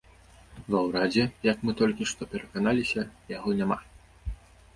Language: Belarusian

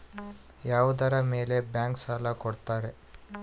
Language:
Kannada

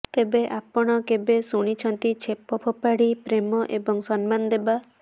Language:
Odia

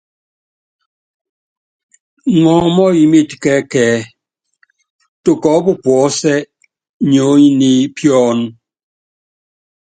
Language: Yangben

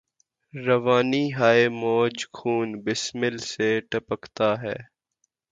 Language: Urdu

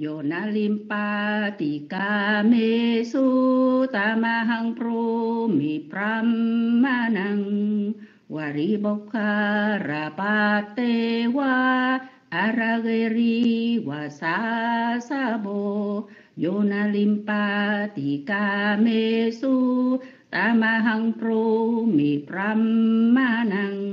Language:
Vietnamese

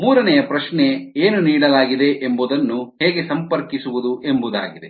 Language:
Kannada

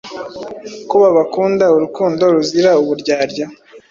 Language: Kinyarwanda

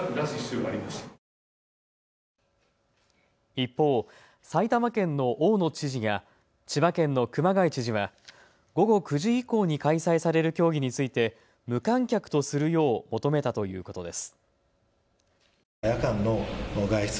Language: Japanese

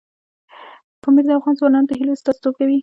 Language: Pashto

